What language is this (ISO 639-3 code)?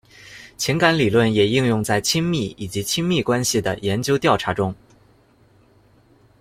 zho